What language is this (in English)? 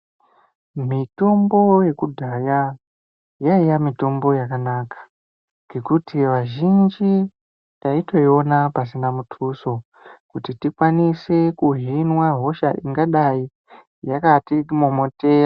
Ndau